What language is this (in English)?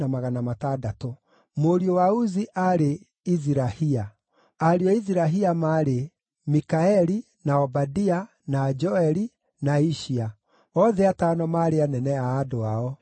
Kikuyu